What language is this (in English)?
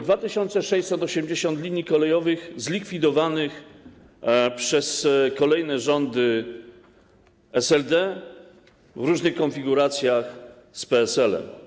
Polish